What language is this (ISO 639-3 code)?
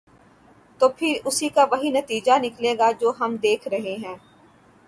urd